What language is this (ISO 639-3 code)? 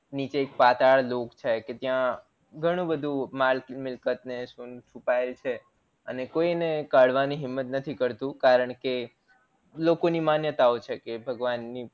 guj